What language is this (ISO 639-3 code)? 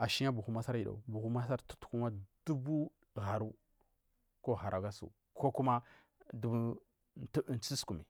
mfm